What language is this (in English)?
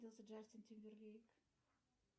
Russian